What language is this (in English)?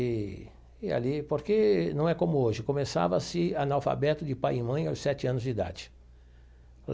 Portuguese